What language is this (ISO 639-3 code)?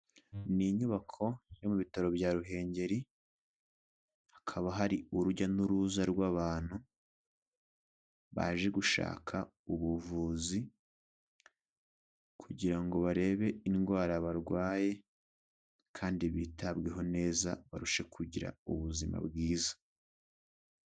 kin